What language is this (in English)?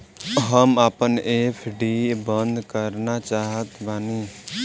Bhojpuri